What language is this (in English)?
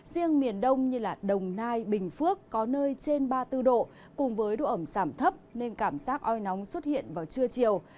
Vietnamese